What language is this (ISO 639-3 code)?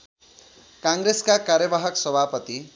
nep